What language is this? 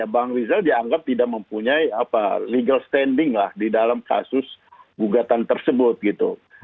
Indonesian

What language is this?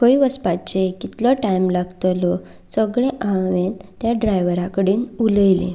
Konkani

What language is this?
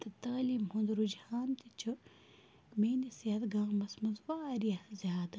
Kashmiri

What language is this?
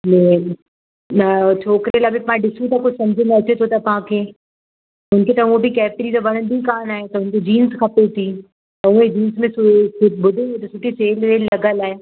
Sindhi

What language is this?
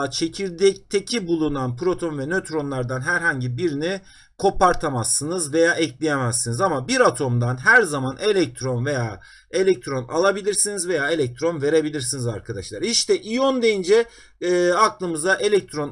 Turkish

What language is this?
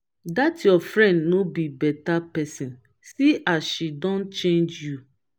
Nigerian Pidgin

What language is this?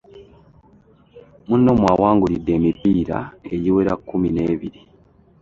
Ganda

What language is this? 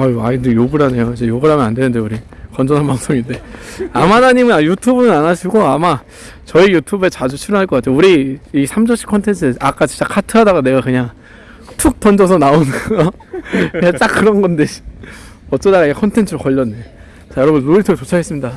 Korean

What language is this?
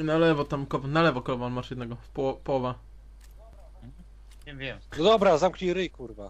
Polish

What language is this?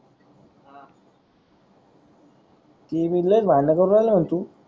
Marathi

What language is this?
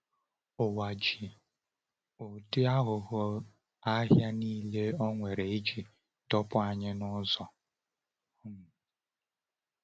Igbo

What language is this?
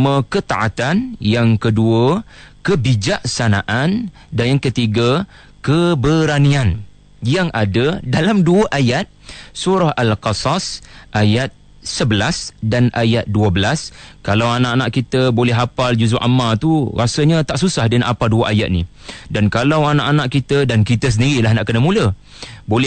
Malay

